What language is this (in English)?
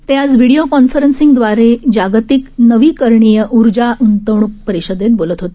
Marathi